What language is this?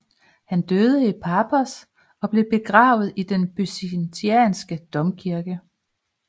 Danish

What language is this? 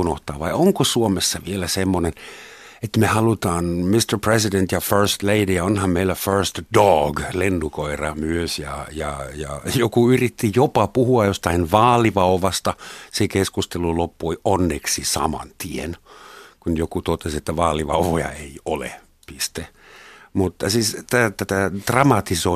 Finnish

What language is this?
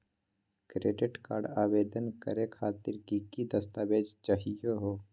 Magahi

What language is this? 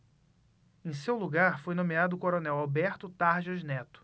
Portuguese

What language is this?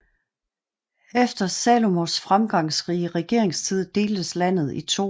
Danish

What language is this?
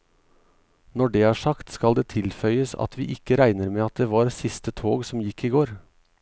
Norwegian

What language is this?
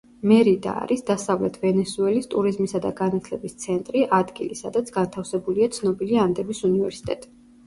Georgian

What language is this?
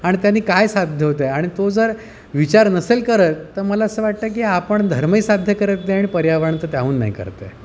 Marathi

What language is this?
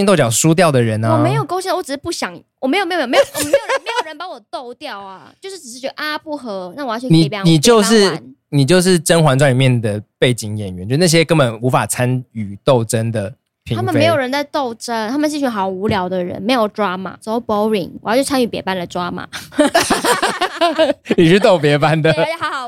Chinese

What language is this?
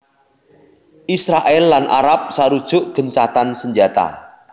Javanese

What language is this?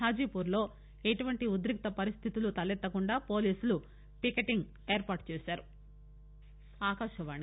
Telugu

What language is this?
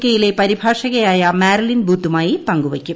Malayalam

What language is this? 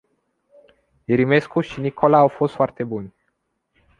Romanian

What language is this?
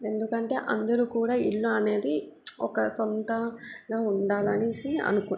Telugu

